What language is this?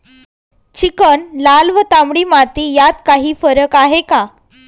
Marathi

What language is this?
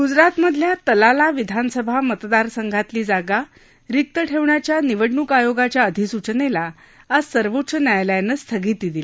Marathi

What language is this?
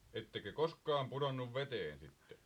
Finnish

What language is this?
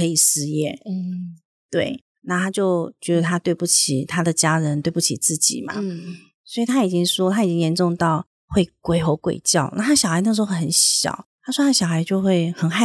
Chinese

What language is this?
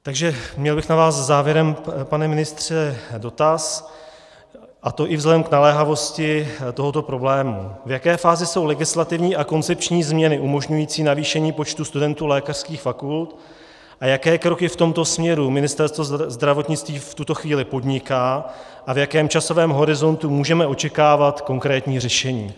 Czech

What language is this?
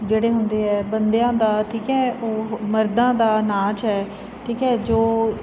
Punjabi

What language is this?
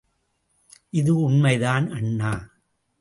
Tamil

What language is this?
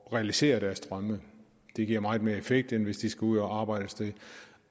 Danish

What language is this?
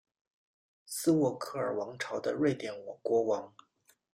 Chinese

